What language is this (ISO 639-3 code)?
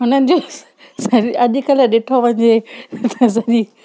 snd